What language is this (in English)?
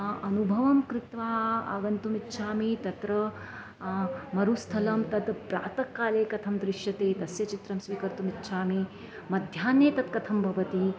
Sanskrit